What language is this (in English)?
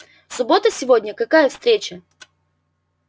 Russian